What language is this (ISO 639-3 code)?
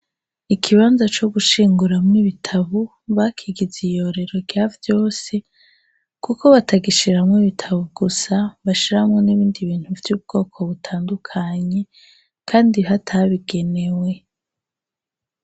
run